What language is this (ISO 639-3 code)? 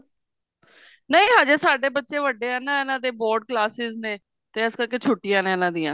pan